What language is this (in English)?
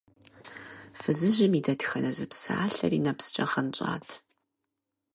Kabardian